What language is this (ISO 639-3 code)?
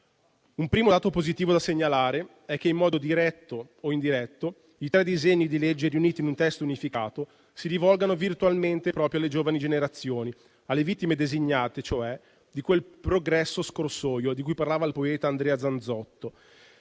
ita